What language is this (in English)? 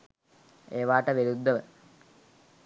Sinhala